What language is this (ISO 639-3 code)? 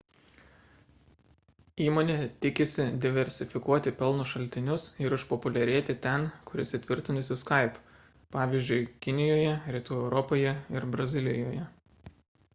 lit